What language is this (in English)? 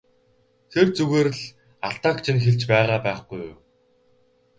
Mongolian